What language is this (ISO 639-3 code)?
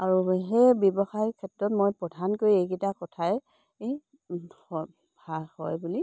asm